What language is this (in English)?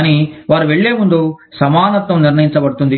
Telugu